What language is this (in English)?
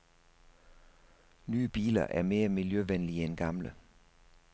Danish